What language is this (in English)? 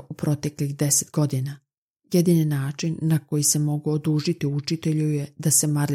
Croatian